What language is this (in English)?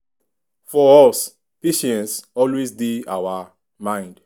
Nigerian Pidgin